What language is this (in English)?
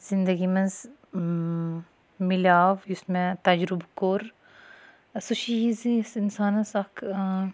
Kashmiri